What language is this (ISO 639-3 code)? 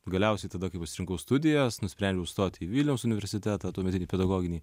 lit